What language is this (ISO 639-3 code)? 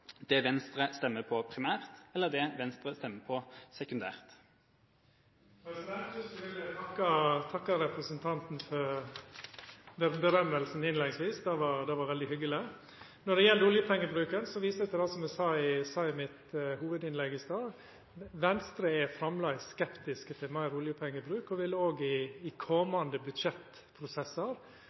nor